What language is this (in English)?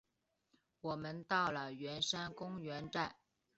Chinese